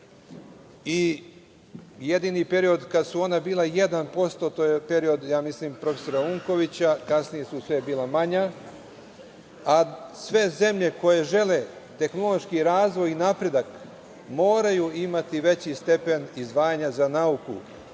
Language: Serbian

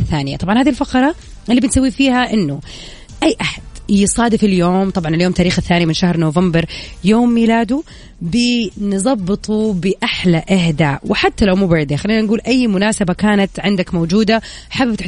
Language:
Arabic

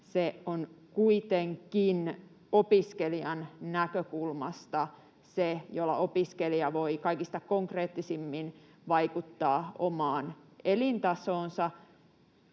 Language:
Finnish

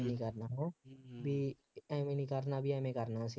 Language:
Punjabi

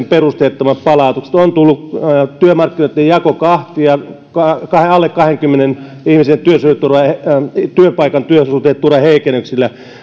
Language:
Finnish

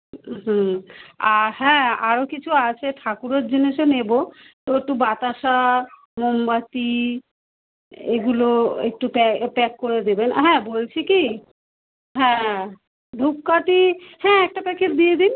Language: Bangla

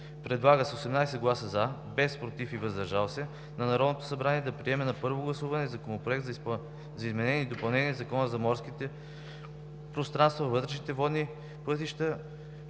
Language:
Bulgarian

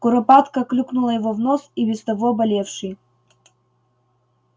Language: Russian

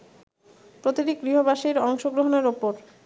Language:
Bangla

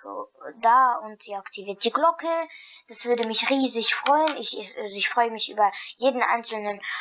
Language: German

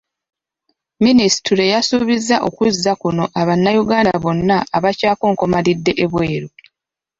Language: Ganda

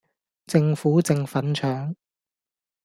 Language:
Cantonese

